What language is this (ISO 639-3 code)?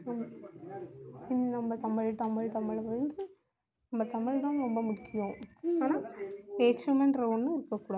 tam